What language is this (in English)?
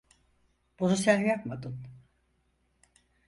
Turkish